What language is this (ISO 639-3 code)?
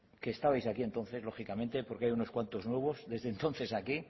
spa